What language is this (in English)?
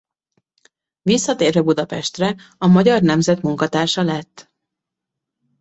Hungarian